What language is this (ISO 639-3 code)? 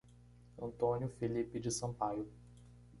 por